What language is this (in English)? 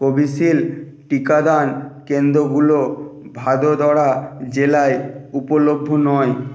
Bangla